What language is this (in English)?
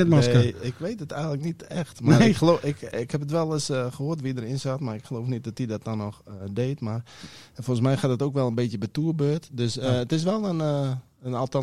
Dutch